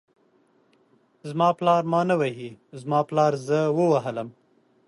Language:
Pashto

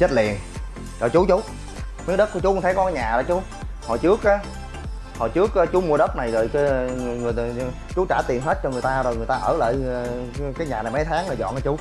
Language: Vietnamese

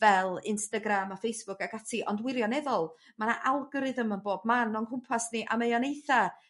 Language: Welsh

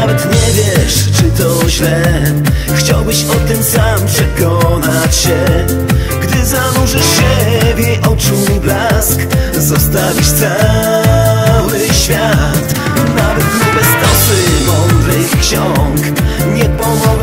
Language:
Polish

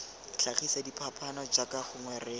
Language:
Tswana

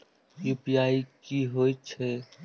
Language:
Maithili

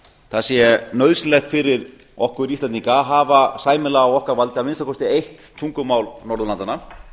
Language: Icelandic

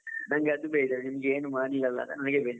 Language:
Kannada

